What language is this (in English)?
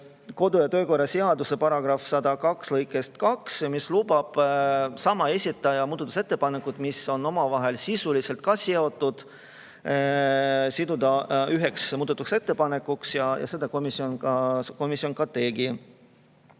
Estonian